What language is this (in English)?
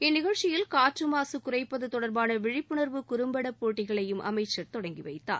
Tamil